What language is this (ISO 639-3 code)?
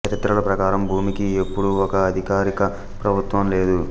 tel